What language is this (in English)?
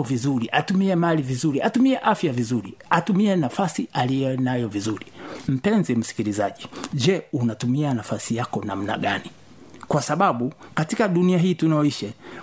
Swahili